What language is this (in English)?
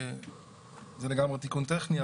Hebrew